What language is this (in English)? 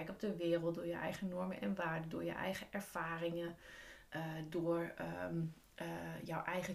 Dutch